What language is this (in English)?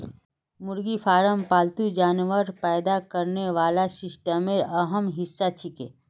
Magahi